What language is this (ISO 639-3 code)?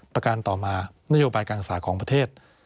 tha